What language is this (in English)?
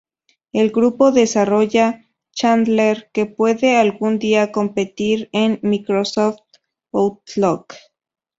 Spanish